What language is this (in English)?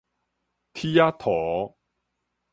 Min Nan Chinese